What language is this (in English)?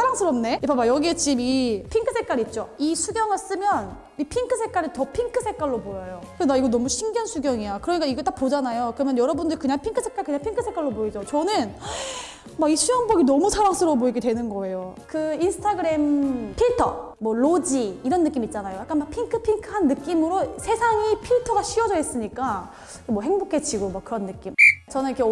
Korean